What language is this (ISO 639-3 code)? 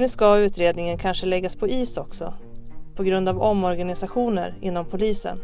swe